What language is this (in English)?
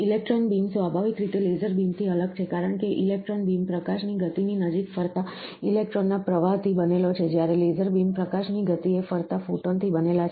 Gujarati